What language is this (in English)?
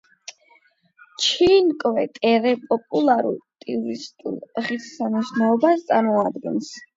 Georgian